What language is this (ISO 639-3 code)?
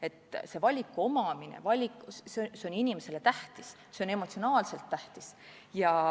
est